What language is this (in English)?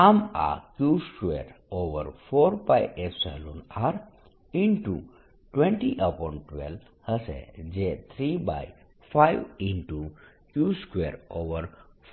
Gujarati